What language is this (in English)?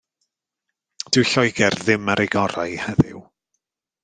Welsh